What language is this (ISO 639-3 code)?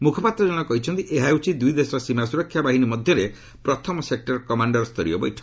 ori